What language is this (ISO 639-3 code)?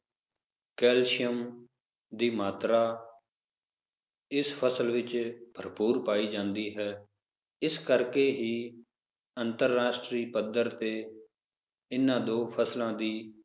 pan